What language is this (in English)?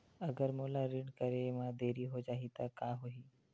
Chhattisgarhi